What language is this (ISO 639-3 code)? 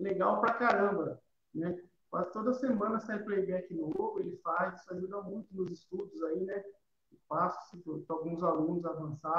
por